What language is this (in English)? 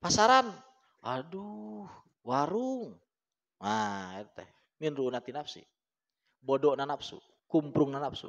Indonesian